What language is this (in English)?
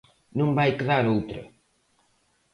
Galician